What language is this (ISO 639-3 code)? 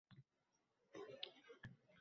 uzb